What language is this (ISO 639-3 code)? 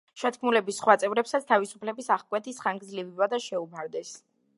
kat